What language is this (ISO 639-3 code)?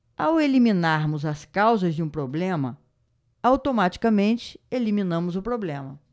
por